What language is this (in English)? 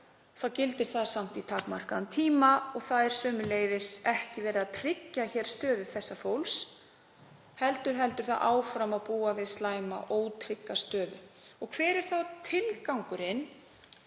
Icelandic